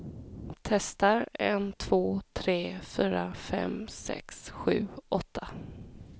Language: Swedish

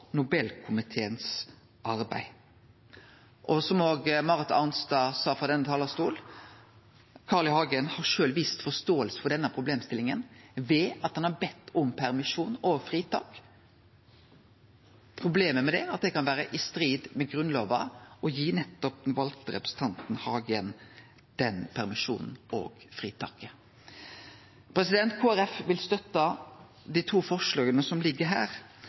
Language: Norwegian Nynorsk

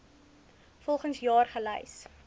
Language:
Afrikaans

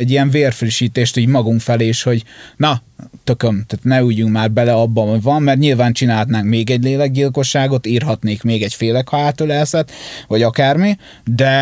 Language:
Hungarian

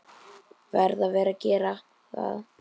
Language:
Icelandic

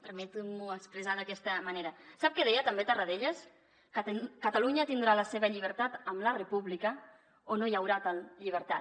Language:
Catalan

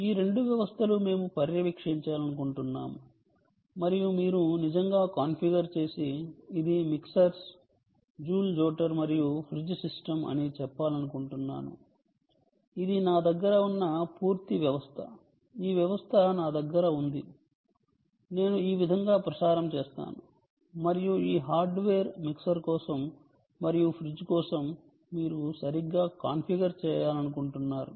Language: Telugu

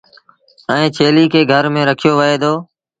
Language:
Sindhi Bhil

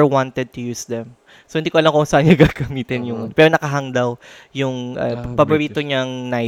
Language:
Filipino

